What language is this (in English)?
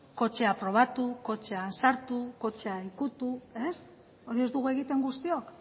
Basque